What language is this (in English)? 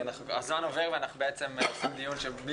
Hebrew